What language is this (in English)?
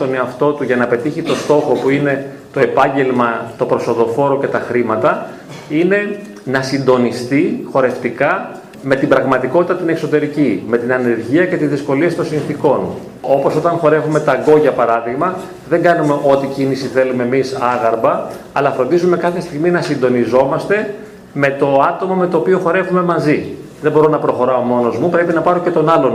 Greek